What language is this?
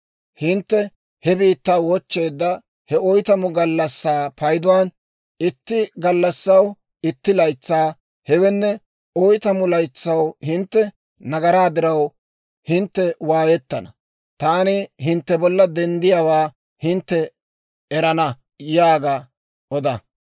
Dawro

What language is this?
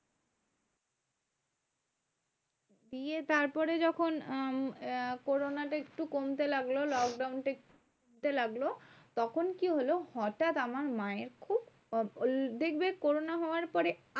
Bangla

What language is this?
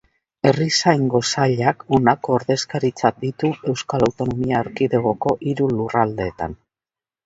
Basque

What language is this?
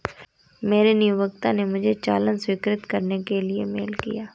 Hindi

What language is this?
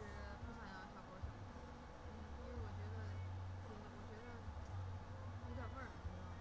Chinese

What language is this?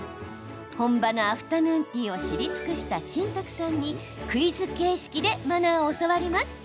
Japanese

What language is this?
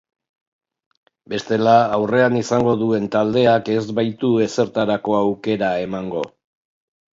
Basque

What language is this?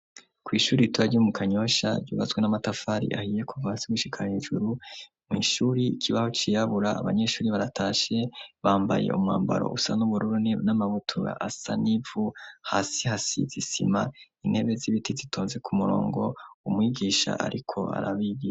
Rundi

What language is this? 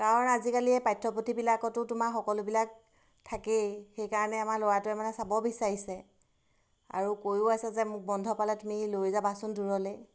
Assamese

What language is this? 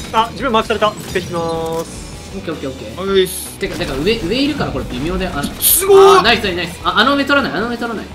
Japanese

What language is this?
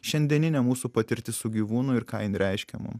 Lithuanian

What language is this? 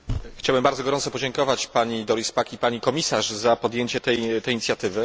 Polish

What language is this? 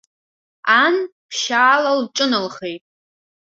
Abkhazian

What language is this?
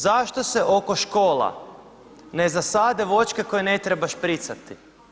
Croatian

